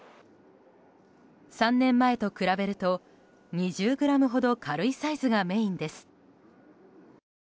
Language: Japanese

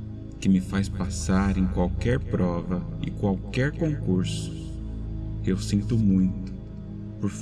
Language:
Portuguese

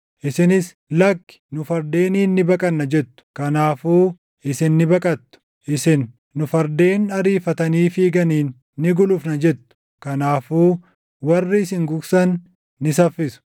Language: Oromo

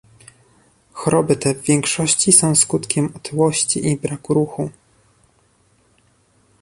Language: Polish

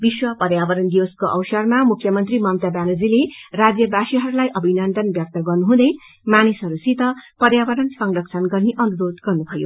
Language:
Nepali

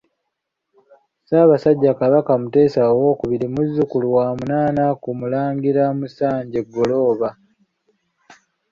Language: Ganda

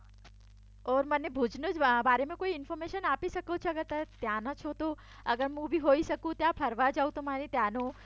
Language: Gujarati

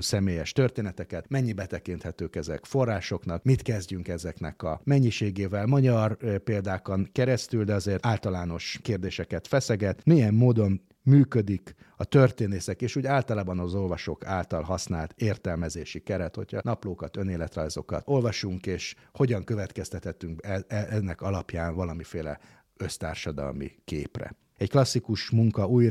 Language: Hungarian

